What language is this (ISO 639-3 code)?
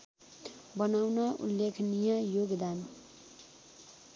nep